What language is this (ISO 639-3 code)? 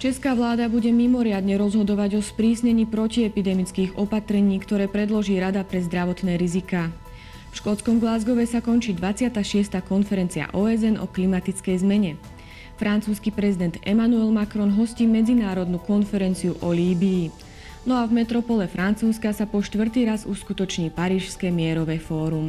slk